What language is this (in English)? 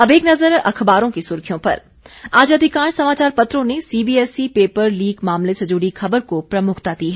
Hindi